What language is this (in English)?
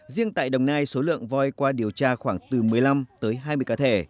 Vietnamese